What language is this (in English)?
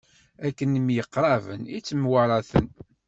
Kabyle